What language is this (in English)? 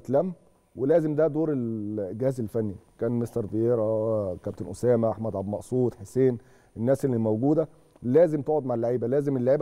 Arabic